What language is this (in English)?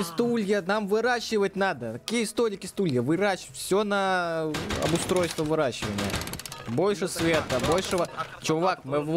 Russian